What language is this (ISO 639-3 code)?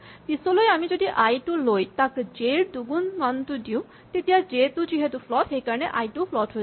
asm